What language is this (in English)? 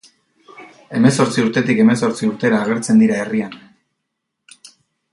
Basque